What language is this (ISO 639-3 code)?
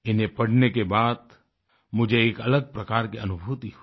hin